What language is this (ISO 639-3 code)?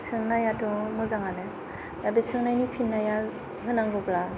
brx